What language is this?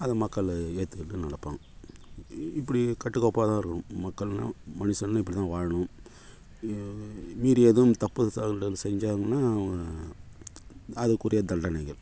Tamil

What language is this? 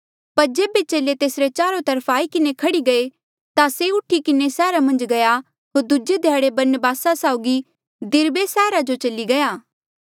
Mandeali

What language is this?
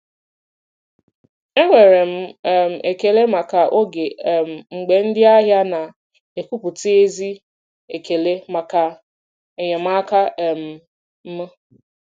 Igbo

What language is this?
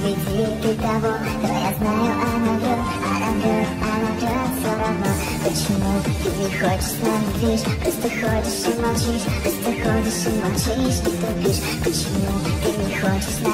Russian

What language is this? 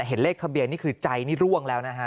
Thai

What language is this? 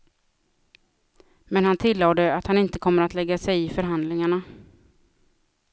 Swedish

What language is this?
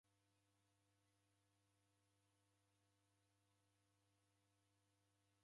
Taita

